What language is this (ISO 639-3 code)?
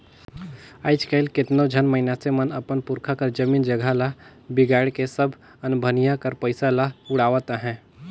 hne